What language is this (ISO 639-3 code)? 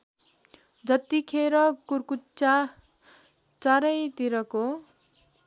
nep